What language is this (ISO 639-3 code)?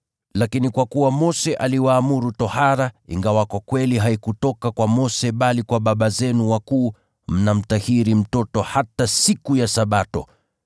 swa